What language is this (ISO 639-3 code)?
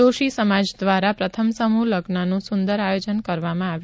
guj